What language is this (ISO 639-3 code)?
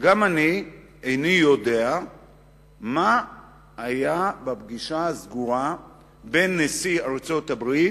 heb